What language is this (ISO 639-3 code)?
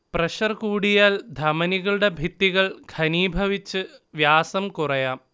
mal